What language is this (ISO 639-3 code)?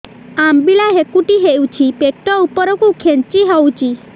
ori